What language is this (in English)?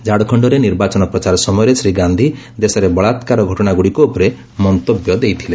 Odia